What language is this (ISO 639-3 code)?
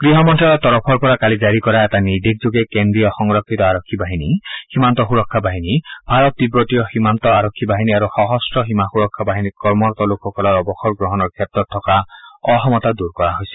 asm